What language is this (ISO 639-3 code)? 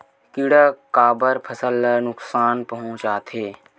hne